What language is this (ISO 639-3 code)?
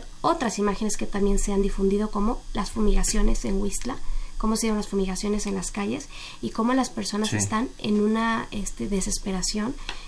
spa